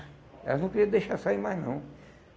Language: Portuguese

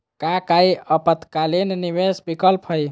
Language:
Magahi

